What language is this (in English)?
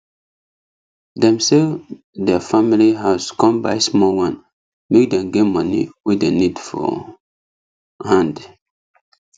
Nigerian Pidgin